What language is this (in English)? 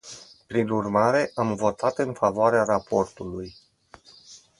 Romanian